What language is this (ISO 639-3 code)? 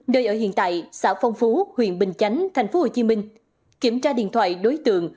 vie